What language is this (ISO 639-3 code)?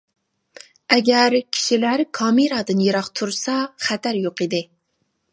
uig